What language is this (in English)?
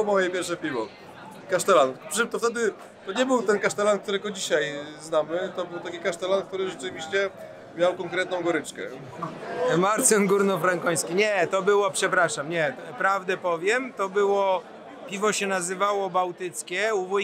Polish